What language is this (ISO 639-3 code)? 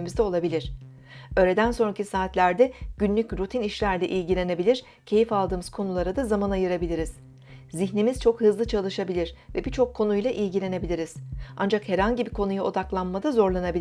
tur